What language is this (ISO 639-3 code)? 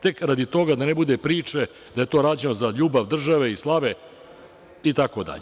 srp